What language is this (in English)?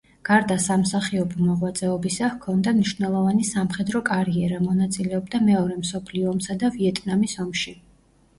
Georgian